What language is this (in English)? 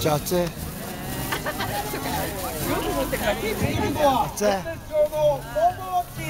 Japanese